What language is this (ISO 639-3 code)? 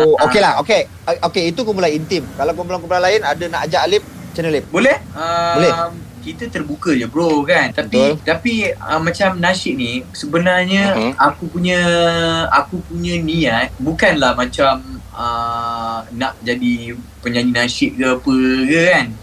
msa